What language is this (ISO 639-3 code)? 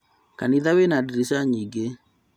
kik